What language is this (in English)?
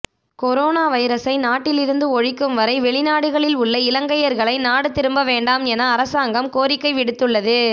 Tamil